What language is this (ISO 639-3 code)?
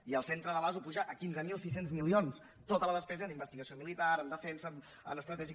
cat